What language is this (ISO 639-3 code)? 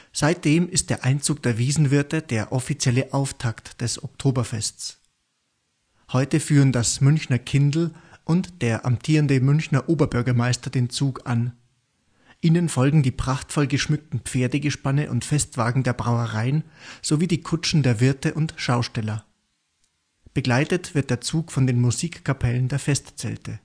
deu